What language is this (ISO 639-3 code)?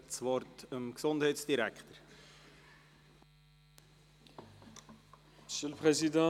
gsw